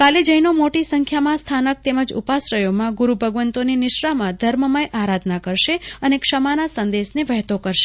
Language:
Gujarati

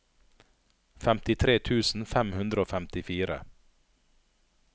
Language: Norwegian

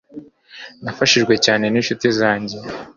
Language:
Kinyarwanda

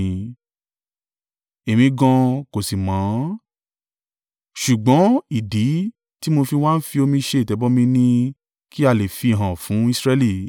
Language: Yoruba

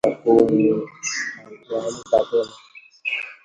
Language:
Swahili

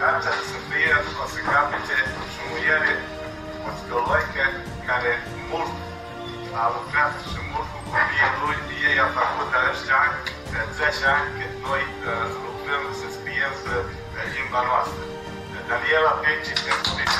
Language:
Romanian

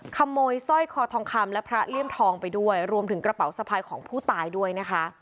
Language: Thai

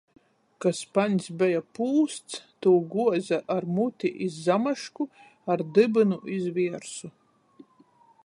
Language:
Latgalian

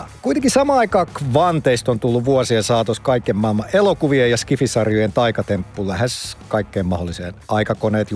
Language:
Finnish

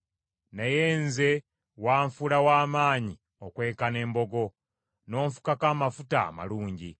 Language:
Ganda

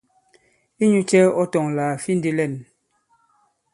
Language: Bankon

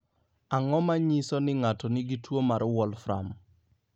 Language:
Luo (Kenya and Tanzania)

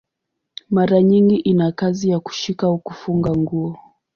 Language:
Swahili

